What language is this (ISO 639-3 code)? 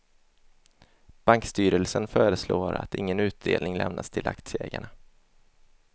swe